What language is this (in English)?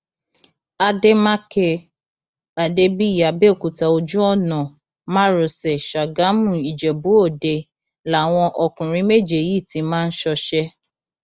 Yoruba